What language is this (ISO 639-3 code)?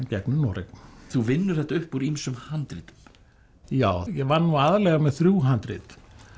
isl